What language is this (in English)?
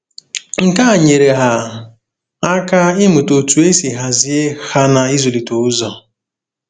Igbo